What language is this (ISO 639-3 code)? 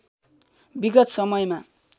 nep